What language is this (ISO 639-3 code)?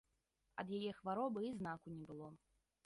bel